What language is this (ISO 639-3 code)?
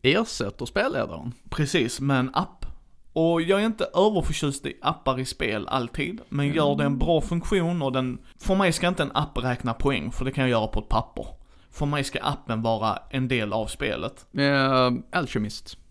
swe